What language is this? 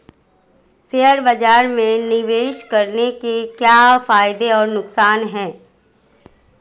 Hindi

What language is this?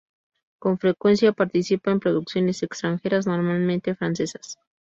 Spanish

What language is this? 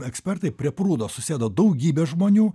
Lithuanian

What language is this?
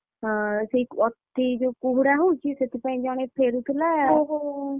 Odia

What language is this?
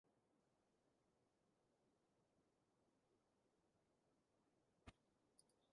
Divehi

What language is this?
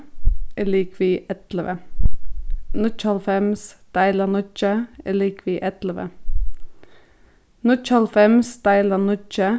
Faroese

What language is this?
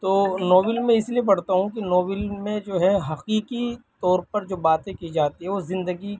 Urdu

